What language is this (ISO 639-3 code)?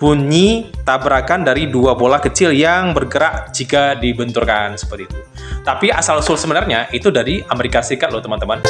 ind